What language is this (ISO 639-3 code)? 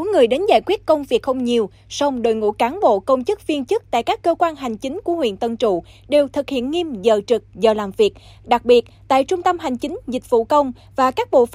vie